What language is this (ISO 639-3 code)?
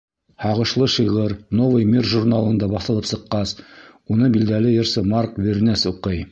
bak